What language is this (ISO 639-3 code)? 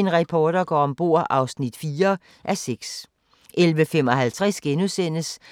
dan